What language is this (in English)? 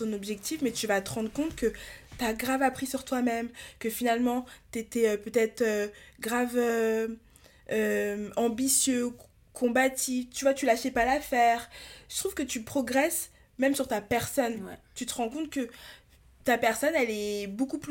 French